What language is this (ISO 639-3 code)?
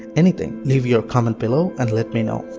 eng